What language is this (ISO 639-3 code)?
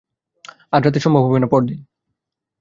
ben